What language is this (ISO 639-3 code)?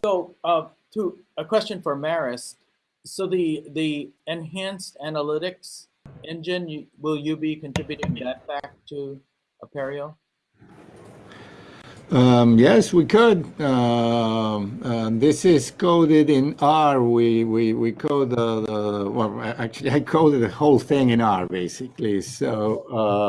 eng